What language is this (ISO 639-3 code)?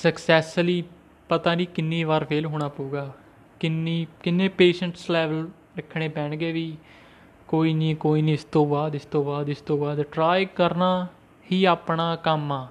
pan